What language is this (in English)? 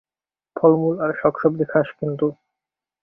Bangla